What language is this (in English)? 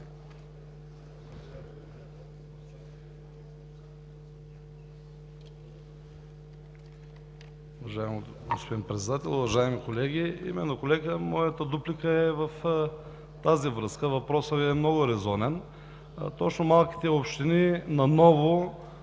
Bulgarian